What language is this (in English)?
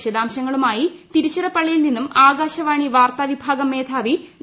Malayalam